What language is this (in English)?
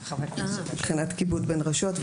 Hebrew